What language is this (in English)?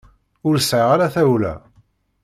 Kabyle